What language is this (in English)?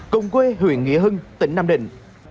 Vietnamese